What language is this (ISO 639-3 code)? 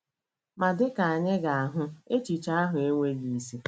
ibo